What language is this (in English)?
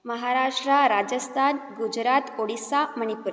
Sanskrit